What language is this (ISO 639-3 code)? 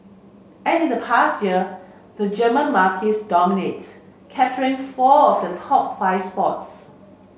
eng